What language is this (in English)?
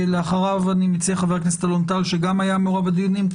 Hebrew